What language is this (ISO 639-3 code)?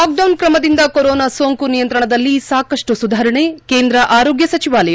kan